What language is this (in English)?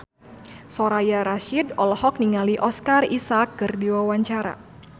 Sundanese